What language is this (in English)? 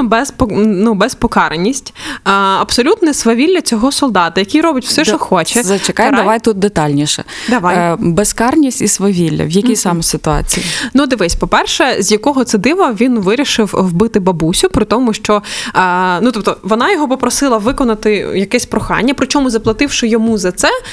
Ukrainian